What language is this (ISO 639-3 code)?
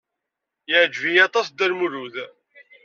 kab